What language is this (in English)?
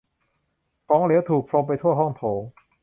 Thai